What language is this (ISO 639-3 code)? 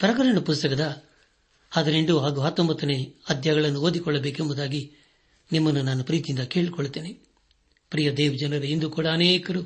kan